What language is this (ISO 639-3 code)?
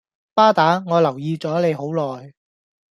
yue